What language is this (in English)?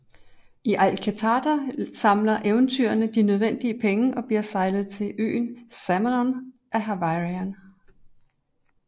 Danish